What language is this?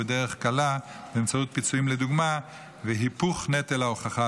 Hebrew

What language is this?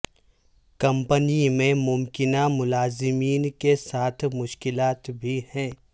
Urdu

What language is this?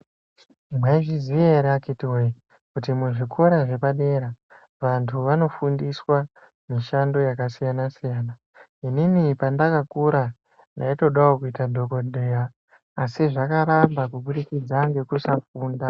Ndau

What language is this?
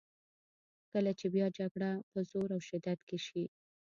Pashto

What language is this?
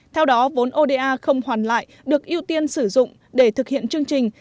Vietnamese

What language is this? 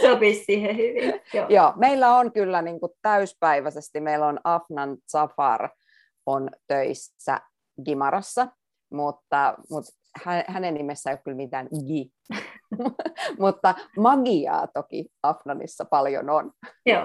Finnish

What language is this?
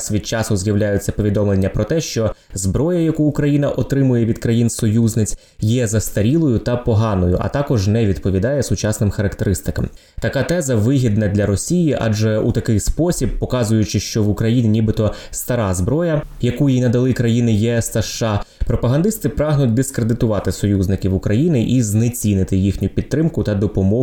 Ukrainian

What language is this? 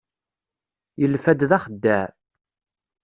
Kabyle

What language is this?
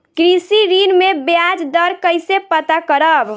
Bhojpuri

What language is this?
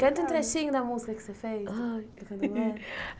Portuguese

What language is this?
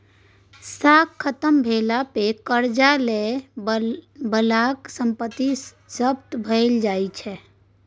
Maithili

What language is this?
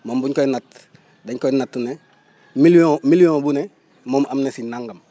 Wolof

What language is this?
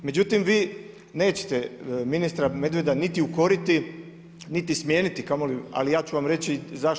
Croatian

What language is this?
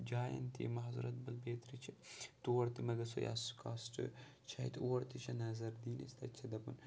Kashmiri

